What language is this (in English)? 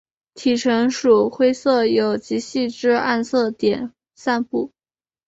Chinese